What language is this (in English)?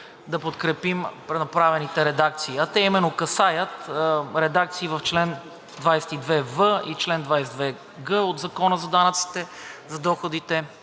Bulgarian